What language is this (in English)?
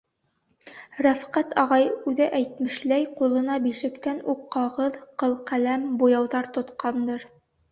Bashkir